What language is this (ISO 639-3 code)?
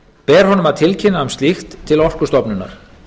isl